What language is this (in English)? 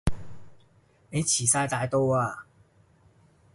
Cantonese